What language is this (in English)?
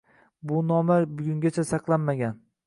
Uzbek